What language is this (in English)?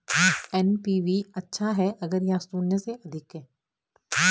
Hindi